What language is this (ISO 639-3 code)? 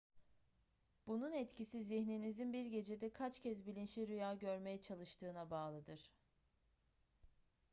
tur